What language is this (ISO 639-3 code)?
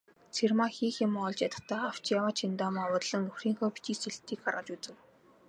mon